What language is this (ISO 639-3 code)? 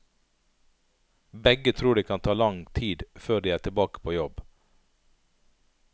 nor